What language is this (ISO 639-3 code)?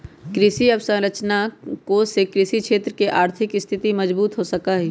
mag